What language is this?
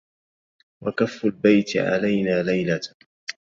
Arabic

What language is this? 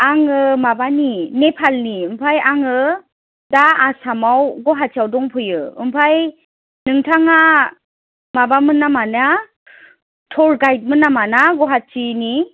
Bodo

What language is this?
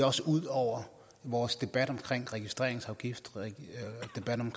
Danish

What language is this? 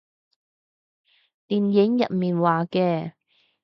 Cantonese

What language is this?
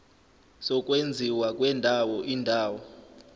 Zulu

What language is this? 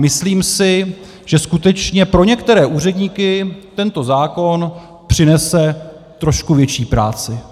Czech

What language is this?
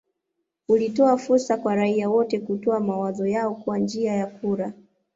Swahili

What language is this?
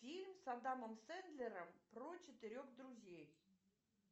Russian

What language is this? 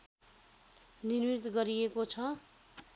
Nepali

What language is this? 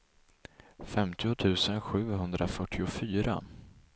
Swedish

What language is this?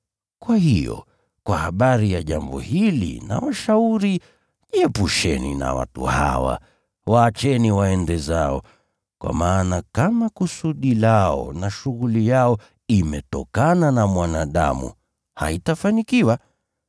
Swahili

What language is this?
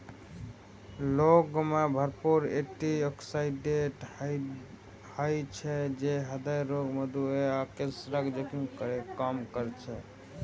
Maithili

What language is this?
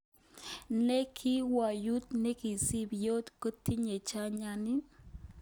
Kalenjin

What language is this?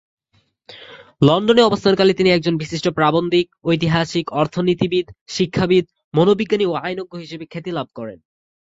Bangla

